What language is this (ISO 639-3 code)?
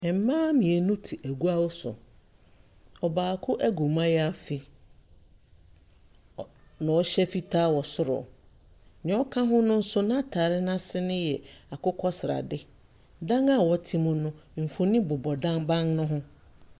aka